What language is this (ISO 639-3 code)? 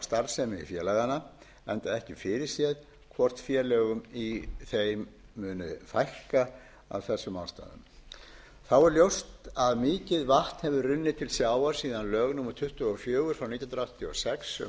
isl